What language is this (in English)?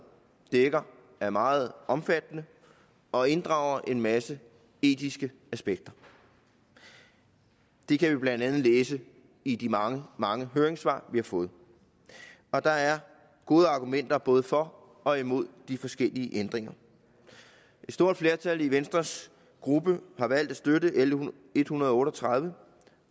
Danish